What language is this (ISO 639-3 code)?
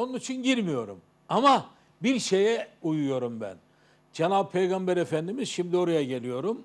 tur